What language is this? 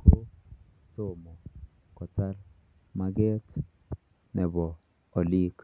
Kalenjin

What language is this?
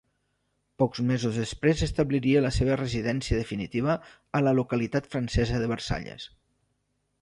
Catalan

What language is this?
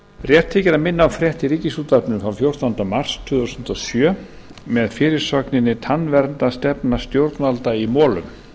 Icelandic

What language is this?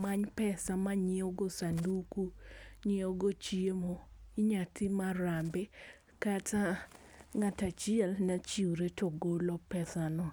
Luo (Kenya and Tanzania)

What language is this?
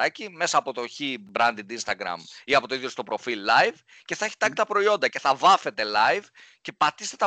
Greek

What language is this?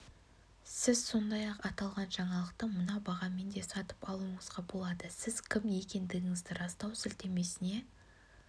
Kazakh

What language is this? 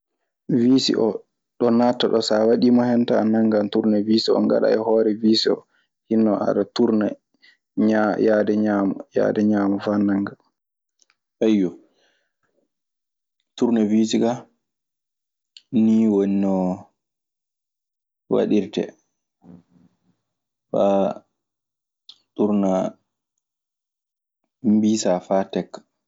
Maasina Fulfulde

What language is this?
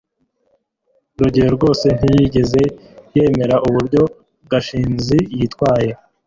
Kinyarwanda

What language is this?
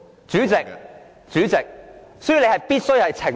Cantonese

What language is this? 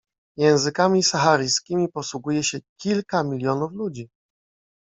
Polish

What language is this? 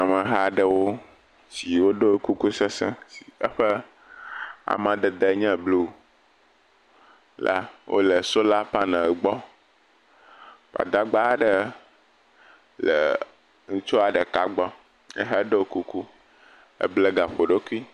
Ewe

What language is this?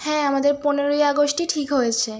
Bangla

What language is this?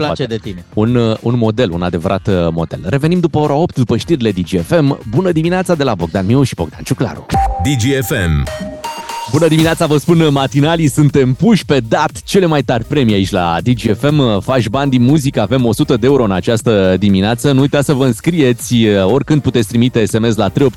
Romanian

